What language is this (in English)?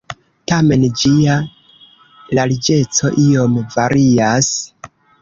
Esperanto